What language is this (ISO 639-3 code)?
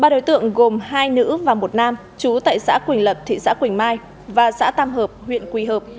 vie